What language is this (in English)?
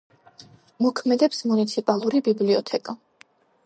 Georgian